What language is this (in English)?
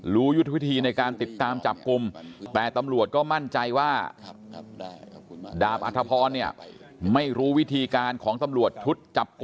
Thai